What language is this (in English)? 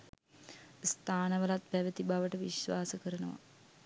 Sinhala